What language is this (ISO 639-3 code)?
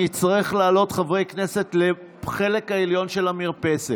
heb